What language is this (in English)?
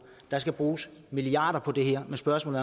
Danish